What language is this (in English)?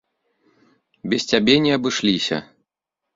Belarusian